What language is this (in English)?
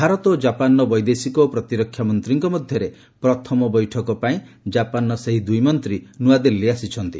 Odia